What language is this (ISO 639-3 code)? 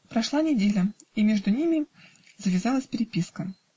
rus